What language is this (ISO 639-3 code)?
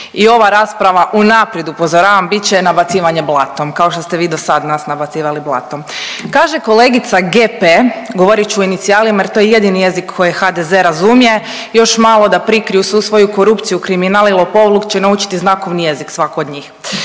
hrv